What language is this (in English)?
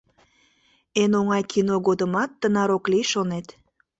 Mari